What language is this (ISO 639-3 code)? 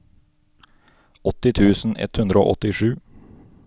nor